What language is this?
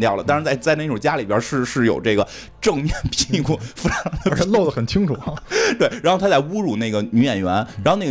Chinese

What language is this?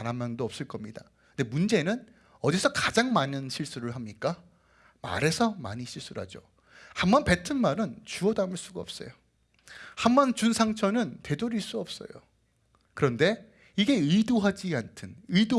Korean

